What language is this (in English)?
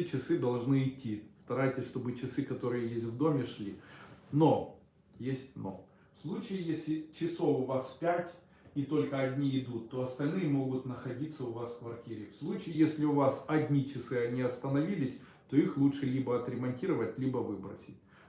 Russian